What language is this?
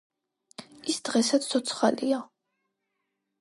Georgian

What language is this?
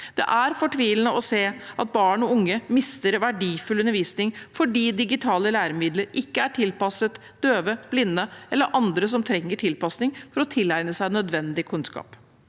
Norwegian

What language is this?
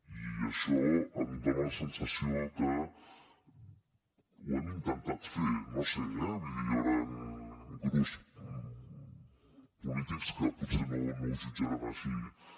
Catalan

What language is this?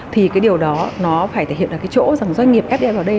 Vietnamese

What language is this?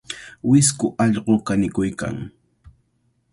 Cajatambo North Lima Quechua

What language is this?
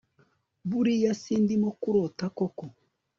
Kinyarwanda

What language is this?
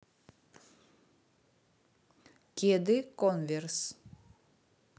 Russian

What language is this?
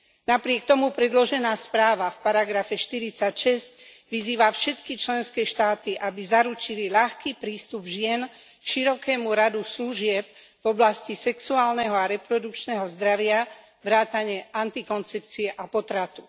Slovak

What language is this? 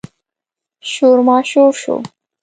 Pashto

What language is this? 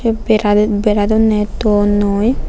Chakma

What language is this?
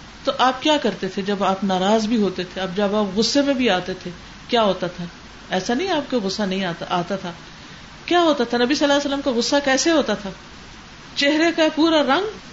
Urdu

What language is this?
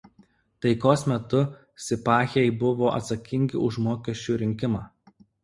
Lithuanian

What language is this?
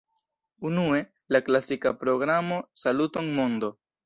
Esperanto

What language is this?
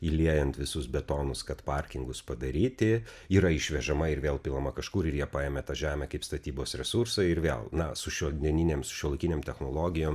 Lithuanian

